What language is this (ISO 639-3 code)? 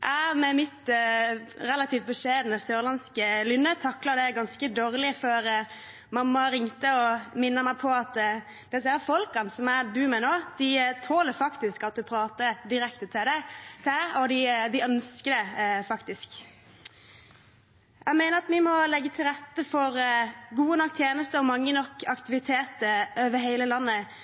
nob